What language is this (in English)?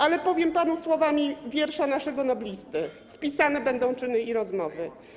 Polish